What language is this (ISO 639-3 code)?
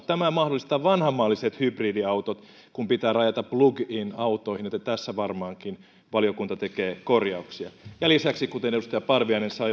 fin